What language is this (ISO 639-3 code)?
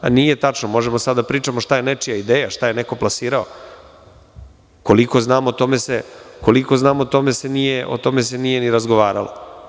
srp